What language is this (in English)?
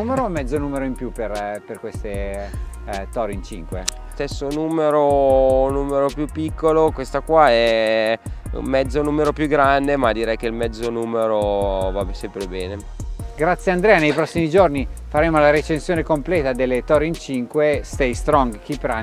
Italian